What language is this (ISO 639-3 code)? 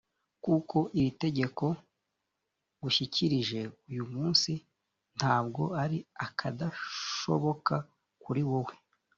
kin